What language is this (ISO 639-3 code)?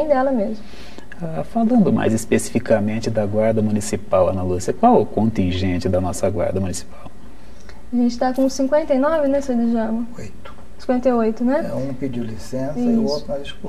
por